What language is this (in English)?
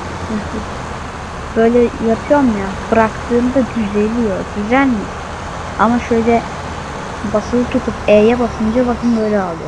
Turkish